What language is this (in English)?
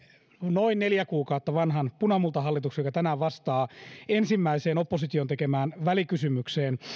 Finnish